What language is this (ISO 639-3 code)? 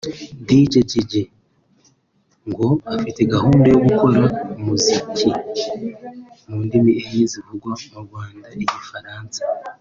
kin